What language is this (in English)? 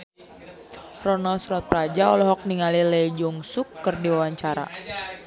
Sundanese